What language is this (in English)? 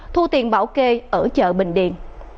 Vietnamese